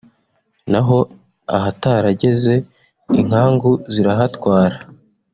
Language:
Kinyarwanda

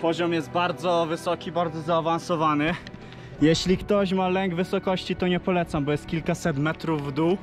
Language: Polish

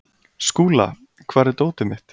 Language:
Icelandic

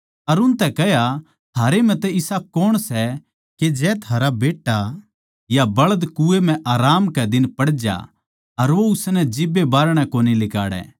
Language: Haryanvi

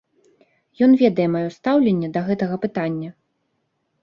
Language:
Belarusian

